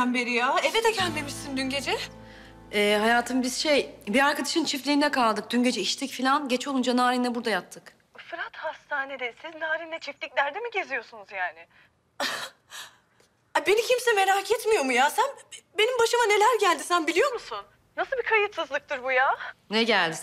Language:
Turkish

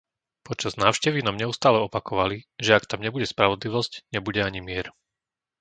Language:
Slovak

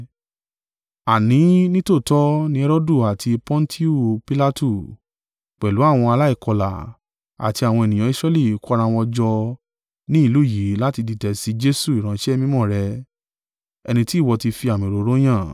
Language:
Yoruba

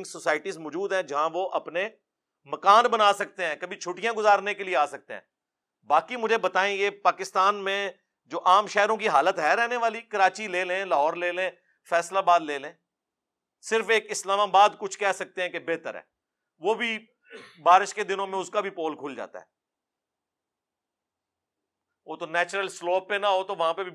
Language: Urdu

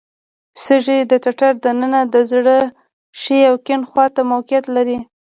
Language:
Pashto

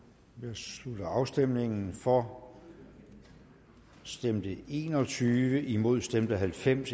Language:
Danish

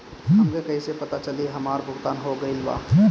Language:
Bhojpuri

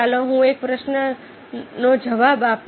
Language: Gujarati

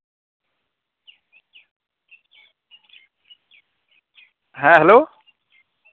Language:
Santali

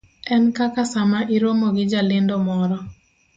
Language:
Luo (Kenya and Tanzania)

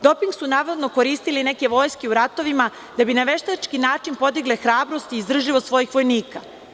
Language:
Serbian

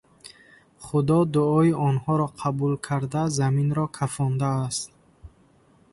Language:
Tajik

